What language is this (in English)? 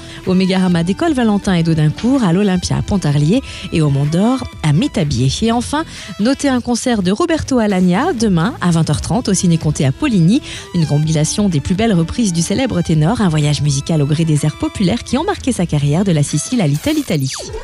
French